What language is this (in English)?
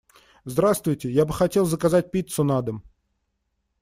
Russian